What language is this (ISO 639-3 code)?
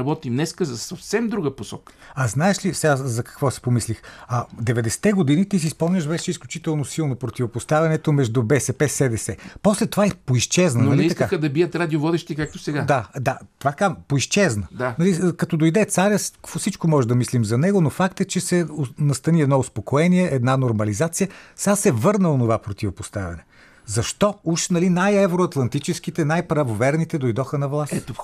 bul